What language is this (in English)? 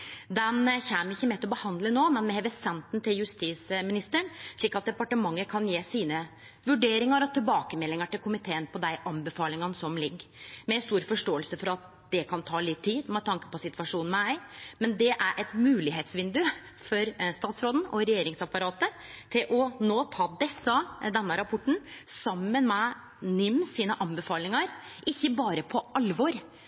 Norwegian Nynorsk